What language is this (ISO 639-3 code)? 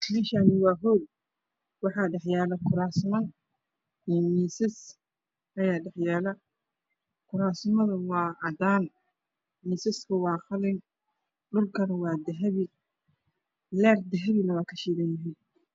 som